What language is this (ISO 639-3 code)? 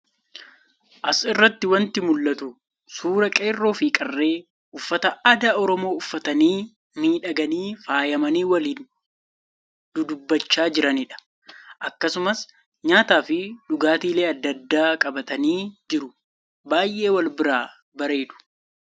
orm